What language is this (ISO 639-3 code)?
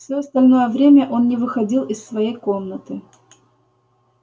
rus